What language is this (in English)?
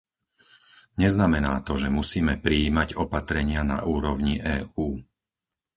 Slovak